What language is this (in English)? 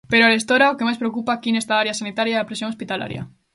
Galician